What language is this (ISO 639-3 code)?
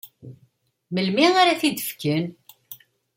kab